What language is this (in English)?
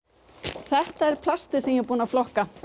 Icelandic